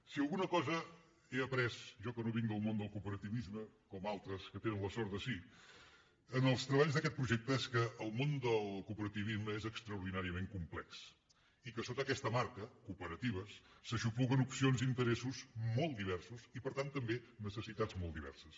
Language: Catalan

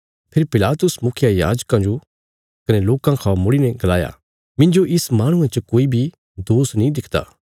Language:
Bilaspuri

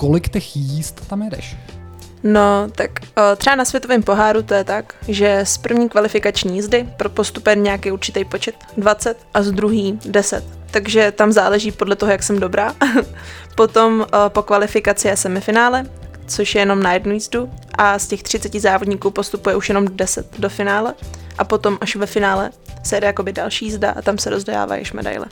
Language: Czech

